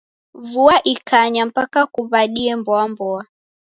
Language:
Taita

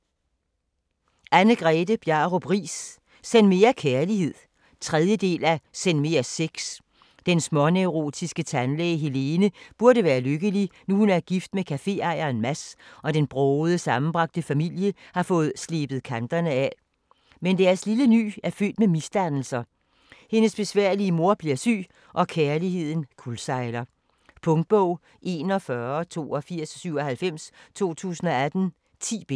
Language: Danish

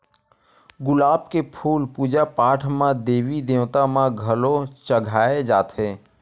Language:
Chhattisgarhi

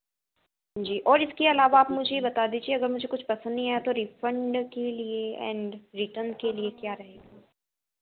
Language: Hindi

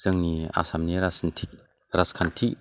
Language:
Bodo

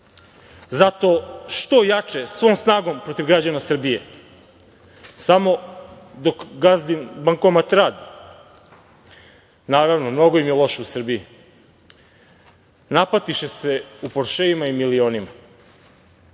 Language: Serbian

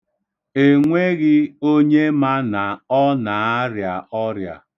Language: Igbo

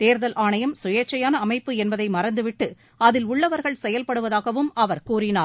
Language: Tamil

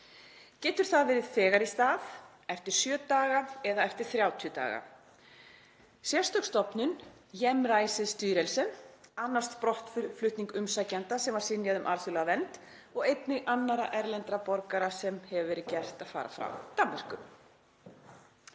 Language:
Icelandic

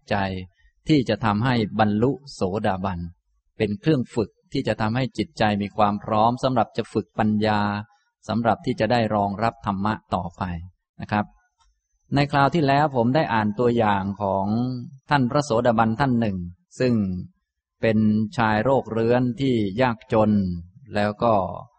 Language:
Thai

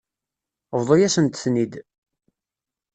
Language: Kabyle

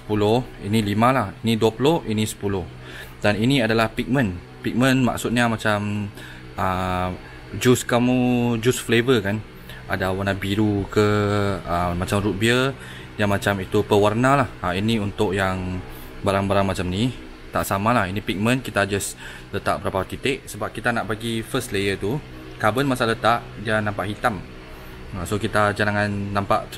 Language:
Malay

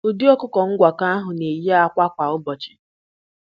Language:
Igbo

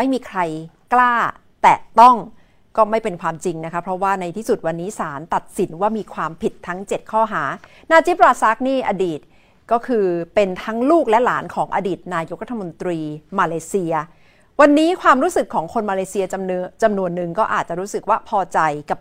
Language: Thai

